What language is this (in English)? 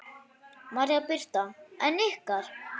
Icelandic